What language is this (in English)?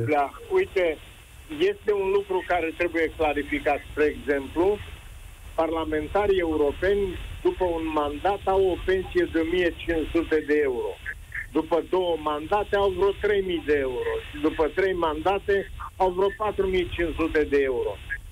Romanian